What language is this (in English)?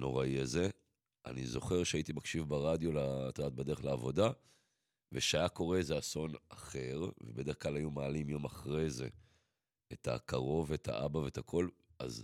Hebrew